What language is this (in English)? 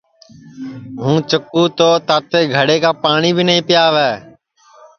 Sansi